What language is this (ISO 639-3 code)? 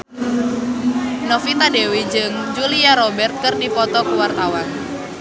sun